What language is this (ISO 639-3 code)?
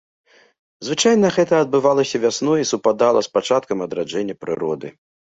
bel